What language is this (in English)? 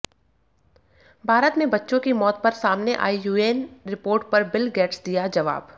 Hindi